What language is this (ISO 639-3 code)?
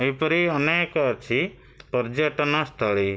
ori